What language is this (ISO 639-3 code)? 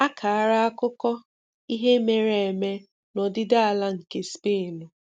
ibo